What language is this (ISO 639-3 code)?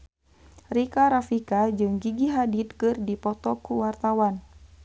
sun